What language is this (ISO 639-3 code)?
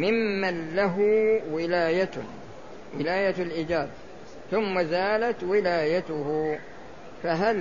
ara